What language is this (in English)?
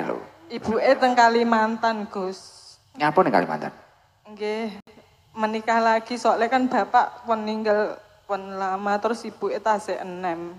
Indonesian